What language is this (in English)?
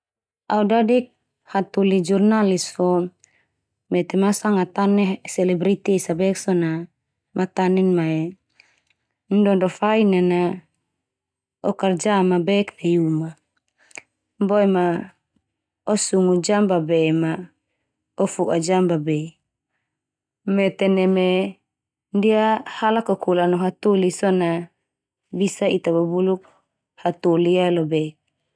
Termanu